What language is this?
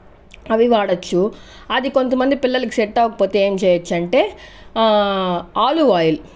Telugu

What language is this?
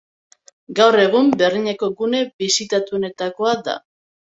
Basque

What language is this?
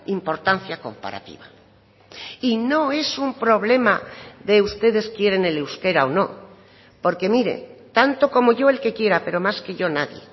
Spanish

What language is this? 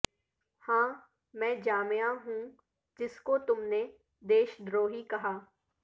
Urdu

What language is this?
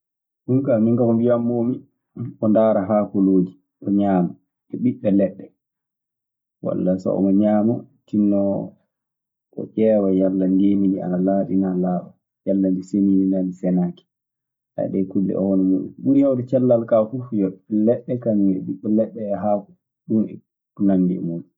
Maasina Fulfulde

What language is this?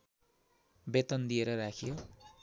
Nepali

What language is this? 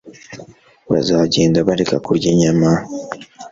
Kinyarwanda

